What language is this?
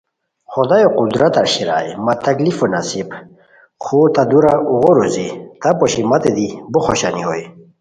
Khowar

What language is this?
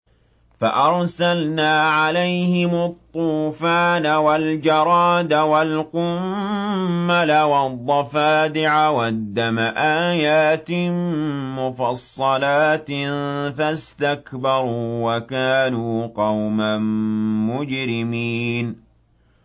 Arabic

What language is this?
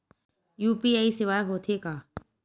Chhattisgarhi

